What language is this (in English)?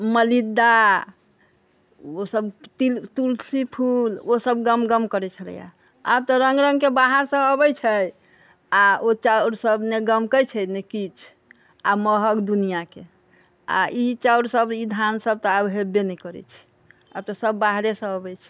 Maithili